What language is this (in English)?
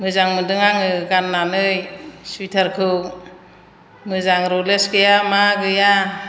Bodo